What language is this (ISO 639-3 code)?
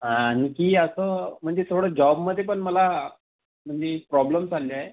mar